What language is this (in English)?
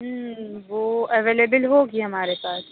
Urdu